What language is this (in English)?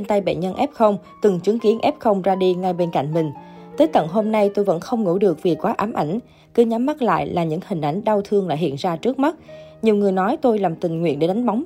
Vietnamese